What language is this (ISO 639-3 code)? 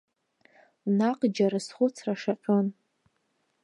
abk